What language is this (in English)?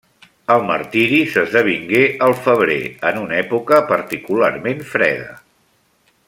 Catalan